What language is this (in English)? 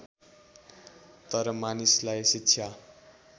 Nepali